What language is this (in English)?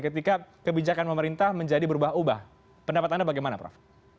Indonesian